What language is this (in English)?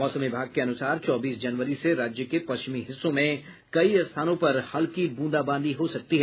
Hindi